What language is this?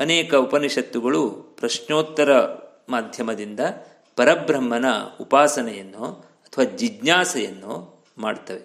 Kannada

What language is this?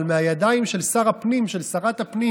Hebrew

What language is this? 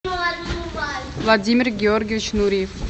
Russian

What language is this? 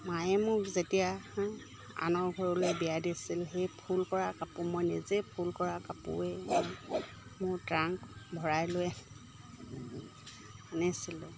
Assamese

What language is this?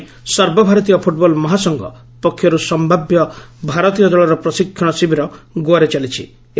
Odia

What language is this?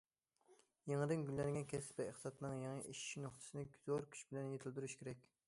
Uyghur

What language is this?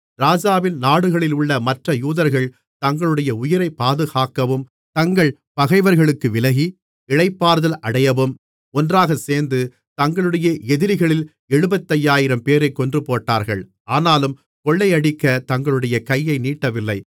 Tamil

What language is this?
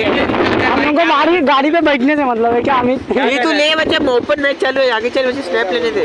Hindi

